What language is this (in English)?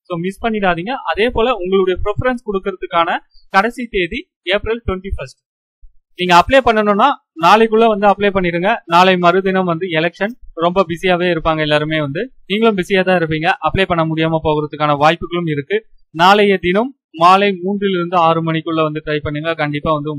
Tamil